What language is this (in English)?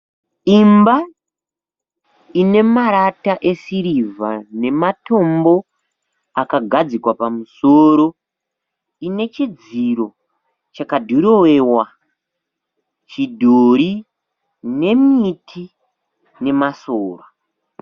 Shona